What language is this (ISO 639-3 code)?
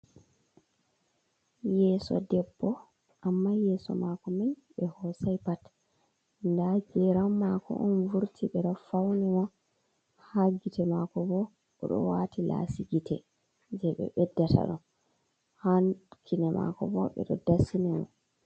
ful